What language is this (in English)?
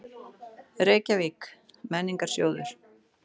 Icelandic